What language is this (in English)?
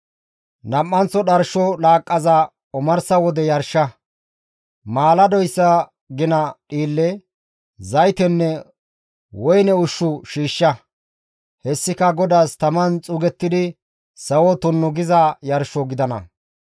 Gamo